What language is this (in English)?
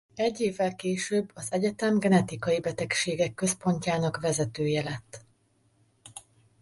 Hungarian